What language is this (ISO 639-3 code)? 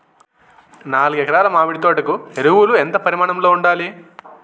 tel